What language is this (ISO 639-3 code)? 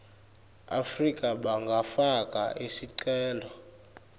ssw